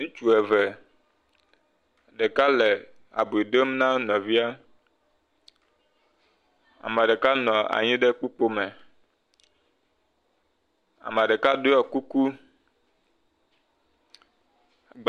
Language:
Ewe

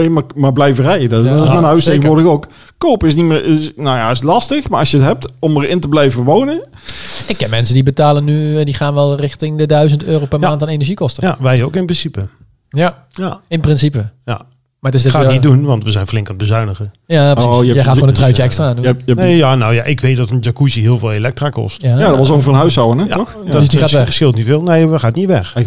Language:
Dutch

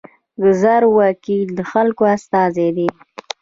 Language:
Pashto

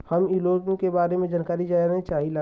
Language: Bhojpuri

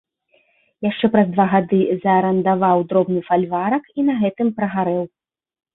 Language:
Belarusian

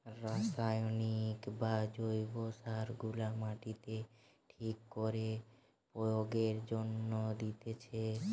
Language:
Bangla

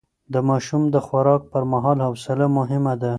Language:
Pashto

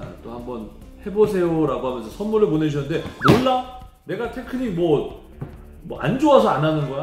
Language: Korean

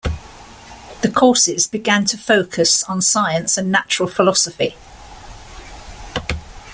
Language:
English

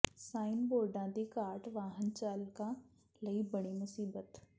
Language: Punjabi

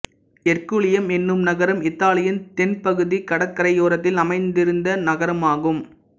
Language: Tamil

